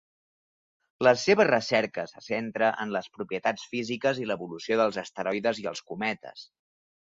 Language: Catalan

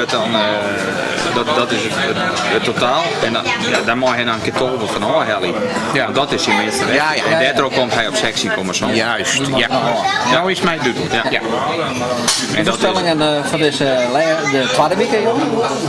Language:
Dutch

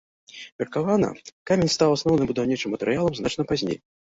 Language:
Belarusian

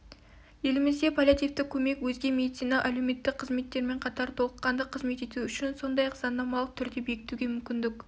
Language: Kazakh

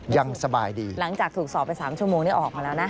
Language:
Thai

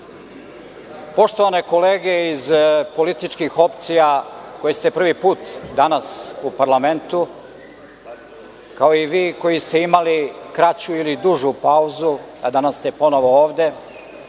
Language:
Serbian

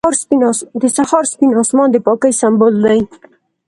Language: Pashto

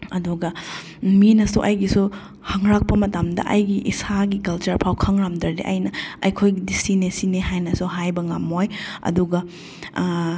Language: Manipuri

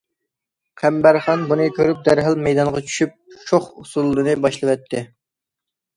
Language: Uyghur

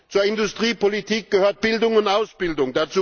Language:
German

